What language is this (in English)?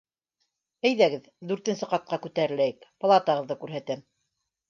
Bashkir